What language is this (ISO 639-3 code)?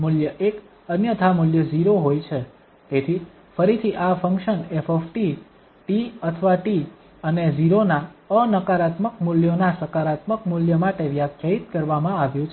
guj